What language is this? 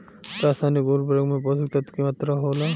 Bhojpuri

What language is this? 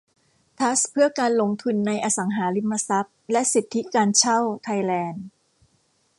Thai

